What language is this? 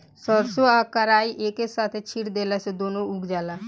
Bhojpuri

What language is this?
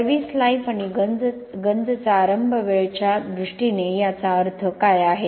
Marathi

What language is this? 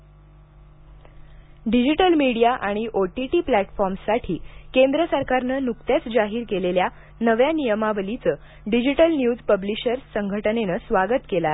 Marathi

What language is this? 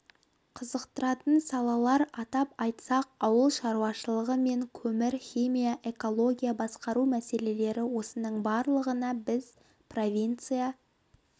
Kazakh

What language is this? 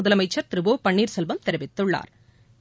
Tamil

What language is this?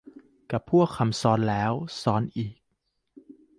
Thai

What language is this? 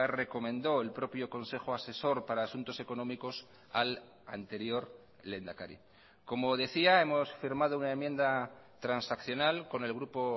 Spanish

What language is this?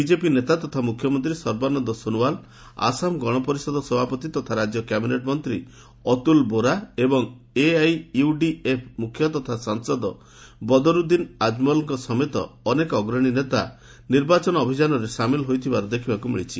Odia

